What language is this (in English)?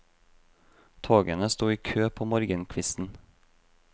Norwegian